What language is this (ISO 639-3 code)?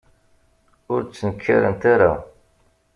kab